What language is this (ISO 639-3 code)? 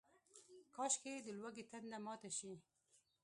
pus